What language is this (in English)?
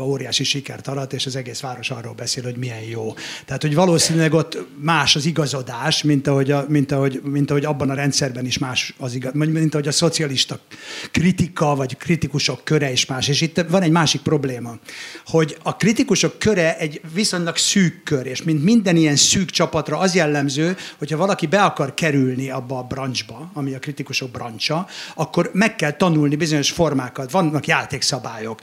Hungarian